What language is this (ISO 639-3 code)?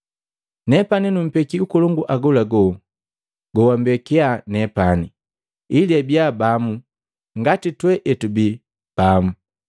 mgv